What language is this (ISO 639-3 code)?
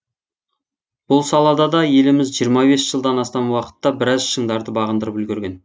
kaz